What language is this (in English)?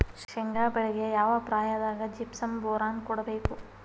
Kannada